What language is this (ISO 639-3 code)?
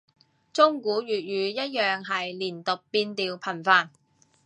yue